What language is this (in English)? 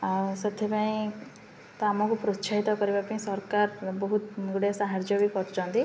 Odia